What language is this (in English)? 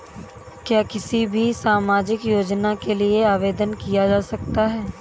Hindi